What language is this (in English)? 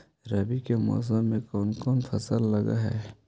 Magahi